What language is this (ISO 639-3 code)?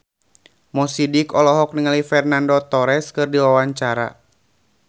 sun